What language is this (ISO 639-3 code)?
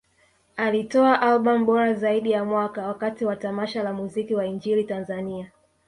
swa